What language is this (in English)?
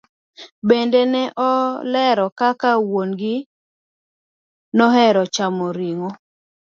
Luo (Kenya and Tanzania)